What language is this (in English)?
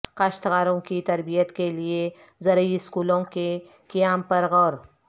Urdu